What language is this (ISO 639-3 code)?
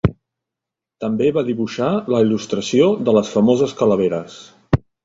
cat